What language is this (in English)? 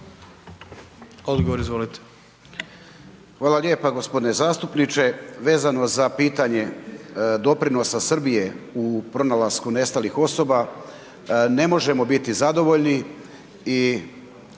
Croatian